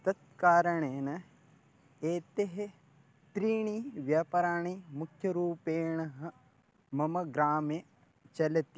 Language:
Sanskrit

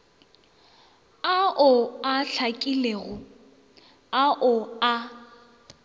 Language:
Northern Sotho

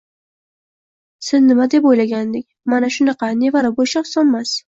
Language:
Uzbek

